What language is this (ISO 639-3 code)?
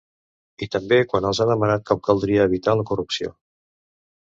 cat